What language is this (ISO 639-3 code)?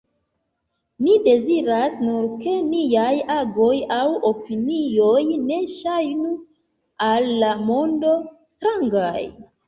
epo